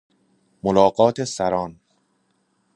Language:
Persian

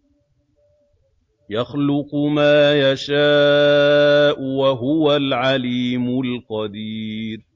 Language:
Arabic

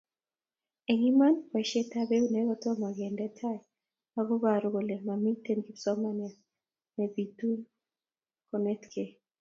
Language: Kalenjin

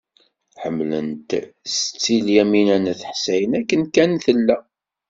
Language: Kabyle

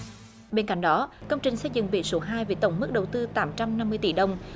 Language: Vietnamese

